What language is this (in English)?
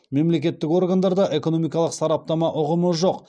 Kazakh